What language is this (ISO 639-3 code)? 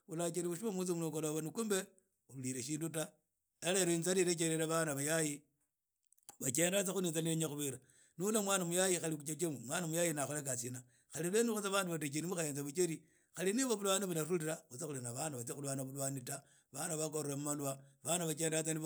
ida